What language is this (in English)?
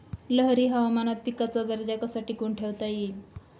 Marathi